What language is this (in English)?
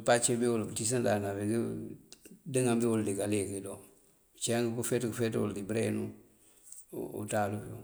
Mandjak